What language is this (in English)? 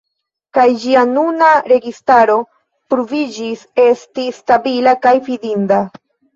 Esperanto